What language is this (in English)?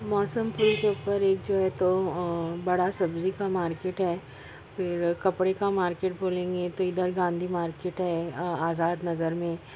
Urdu